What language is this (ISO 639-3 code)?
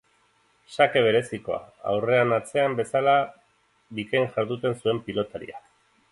eus